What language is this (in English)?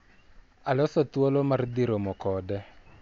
Luo (Kenya and Tanzania)